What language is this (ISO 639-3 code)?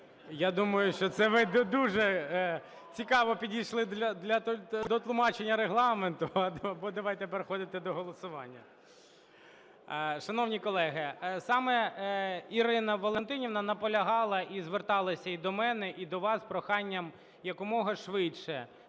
ukr